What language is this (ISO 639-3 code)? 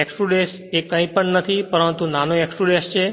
guj